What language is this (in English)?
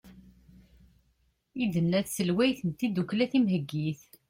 Kabyle